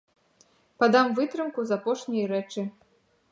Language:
Belarusian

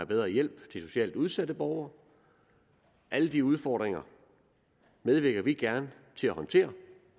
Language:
Danish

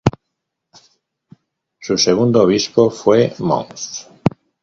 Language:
Spanish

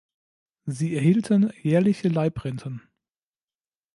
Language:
German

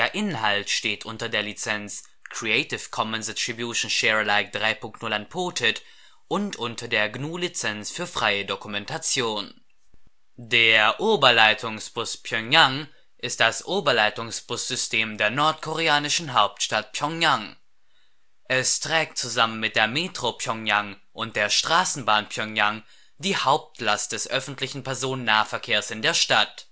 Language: German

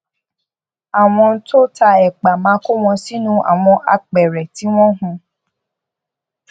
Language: Yoruba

